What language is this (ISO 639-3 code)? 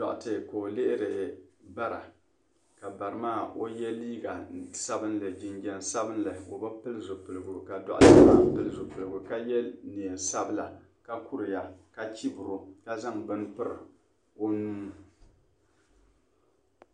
dag